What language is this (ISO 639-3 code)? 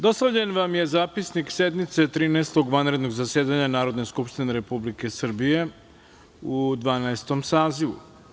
srp